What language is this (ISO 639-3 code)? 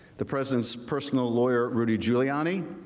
eng